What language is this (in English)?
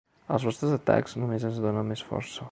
Catalan